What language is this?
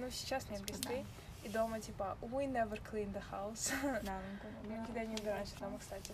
Russian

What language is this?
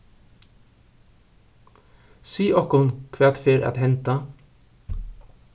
Faroese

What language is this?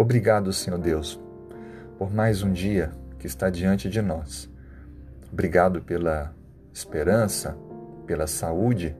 Portuguese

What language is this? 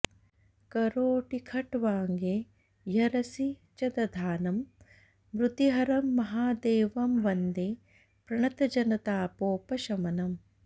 Sanskrit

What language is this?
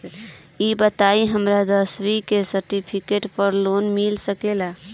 Bhojpuri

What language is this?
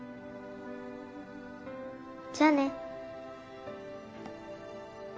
Japanese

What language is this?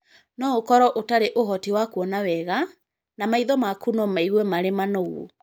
Kikuyu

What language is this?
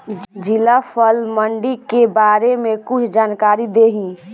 Bhojpuri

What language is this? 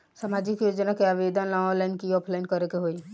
Bhojpuri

